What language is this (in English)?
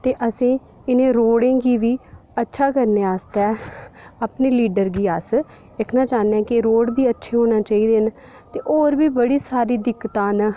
Dogri